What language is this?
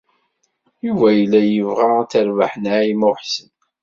Kabyle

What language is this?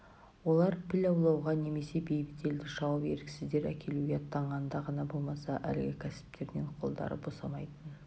Kazakh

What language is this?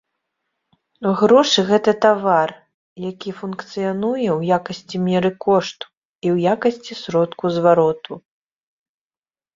Belarusian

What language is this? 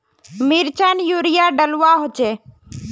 Magahi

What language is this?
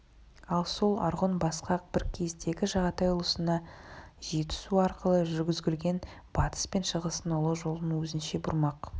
Kazakh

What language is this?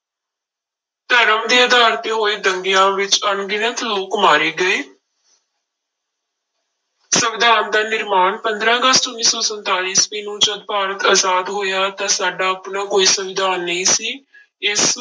Punjabi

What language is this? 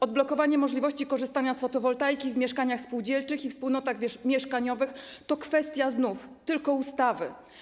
Polish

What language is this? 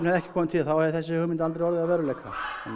Icelandic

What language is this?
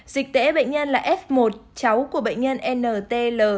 Vietnamese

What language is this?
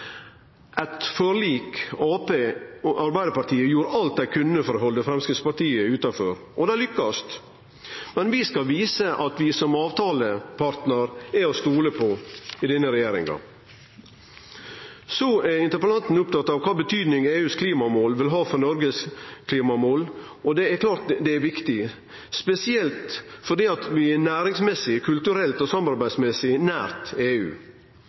Norwegian Nynorsk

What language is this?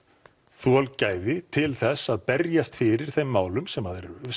Icelandic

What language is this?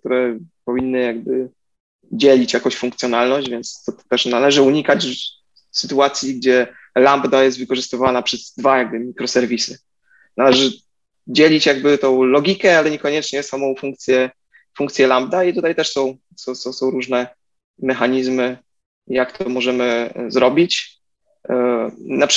Polish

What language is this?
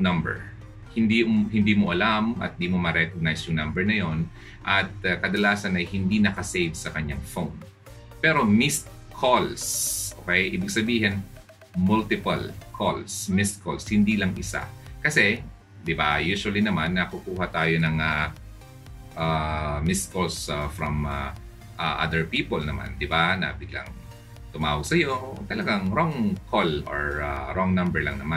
Filipino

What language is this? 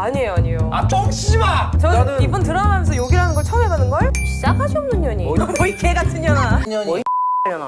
Korean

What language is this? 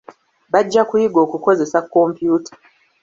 Ganda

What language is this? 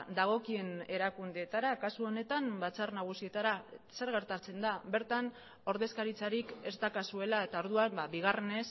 Basque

